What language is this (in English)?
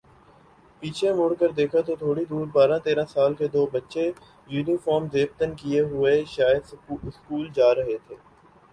Urdu